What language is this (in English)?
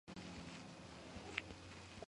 Georgian